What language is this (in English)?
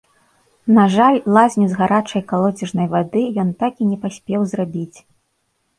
Belarusian